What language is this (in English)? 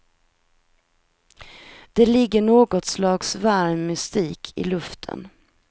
Swedish